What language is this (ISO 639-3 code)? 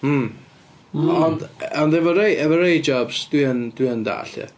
cym